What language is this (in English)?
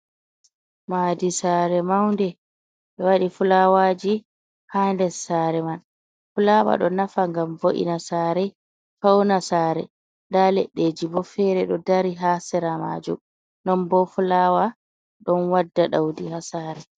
Fula